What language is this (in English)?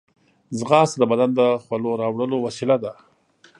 Pashto